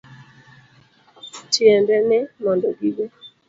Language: Luo (Kenya and Tanzania)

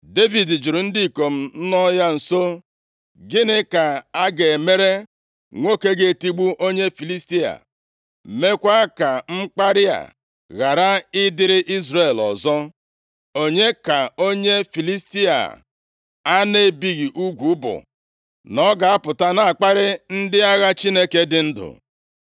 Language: Igbo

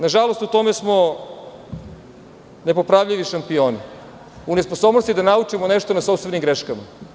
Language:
Serbian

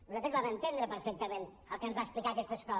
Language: Catalan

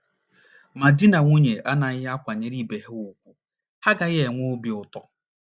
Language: Igbo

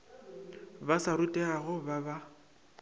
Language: Northern Sotho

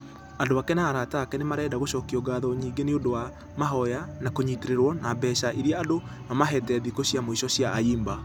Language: Kikuyu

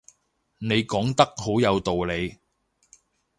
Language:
Cantonese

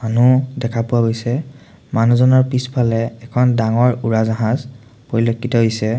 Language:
Assamese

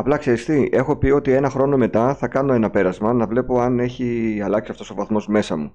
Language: Greek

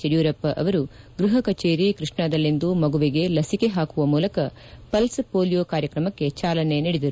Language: Kannada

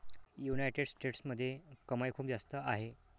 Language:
Marathi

